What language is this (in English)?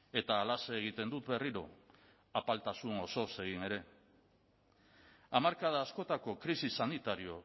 Basque